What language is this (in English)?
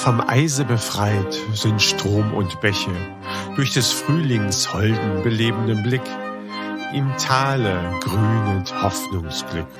German